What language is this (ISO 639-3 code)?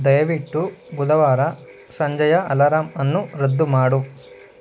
kan